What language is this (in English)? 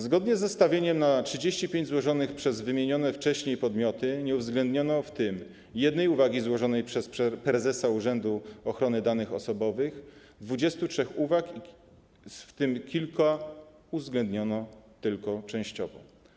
Polish